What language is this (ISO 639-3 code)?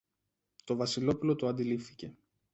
ell